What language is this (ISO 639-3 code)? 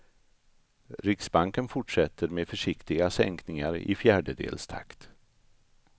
swe